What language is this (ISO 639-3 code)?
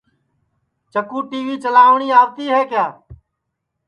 ssi